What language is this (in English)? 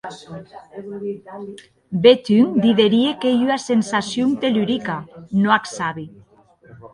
Occitan